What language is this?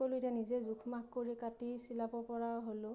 Assamese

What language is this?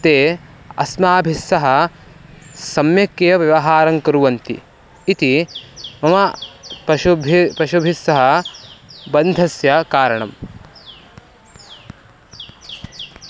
Sanskrit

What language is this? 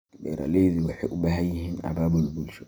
Somali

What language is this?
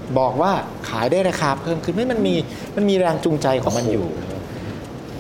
Thai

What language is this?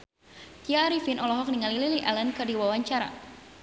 Sundanese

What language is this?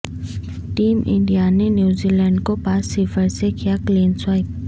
Urdu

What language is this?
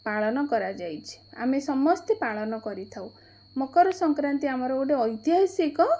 Odia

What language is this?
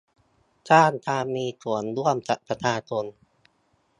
Thai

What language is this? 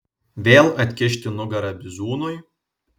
Lithuanian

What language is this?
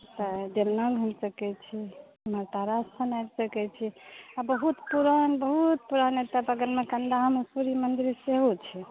Maithili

